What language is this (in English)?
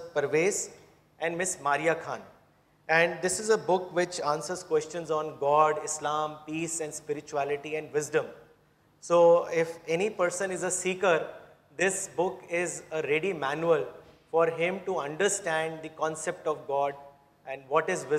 Urdu